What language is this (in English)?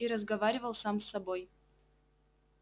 Russian